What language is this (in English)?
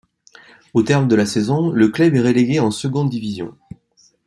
French